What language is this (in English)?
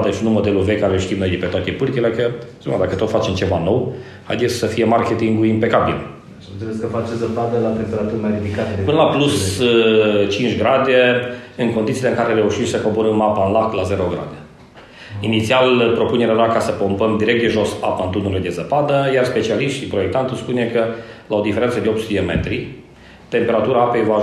Romanian